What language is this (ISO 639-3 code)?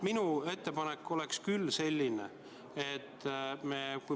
est